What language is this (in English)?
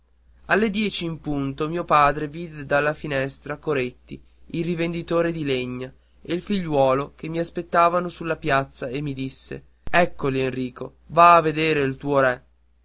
Italian